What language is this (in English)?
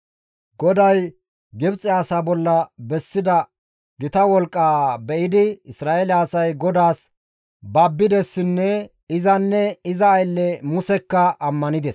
Gamo